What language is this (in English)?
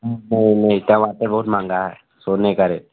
Hindi